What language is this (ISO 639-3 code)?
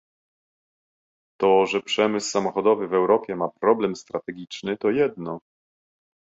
pol